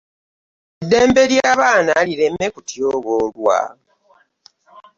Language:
Ganda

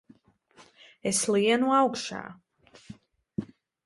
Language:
Latvian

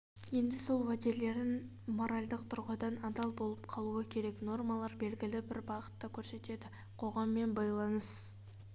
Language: Kazakh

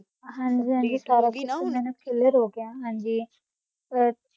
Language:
Punjabi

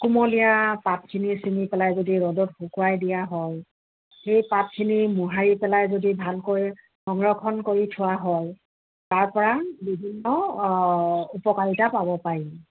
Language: Assamese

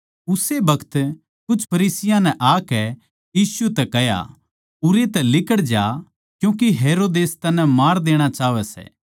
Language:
Haryanvi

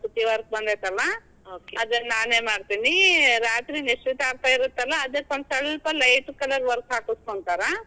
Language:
Kannada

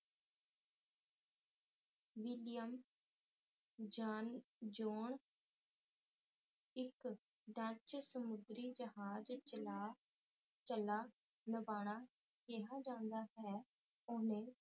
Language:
Punjabi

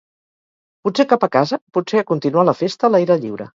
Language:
Catalan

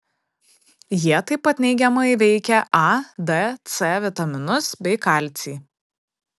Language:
Lithuanian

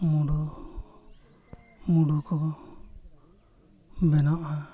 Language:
Santali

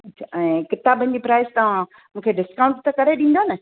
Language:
Sindhi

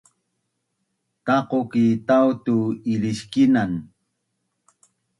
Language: Bunun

